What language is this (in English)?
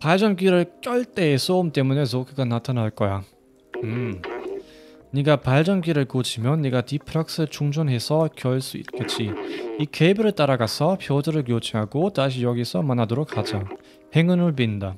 Korean